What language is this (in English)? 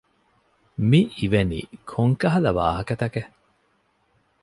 Divehi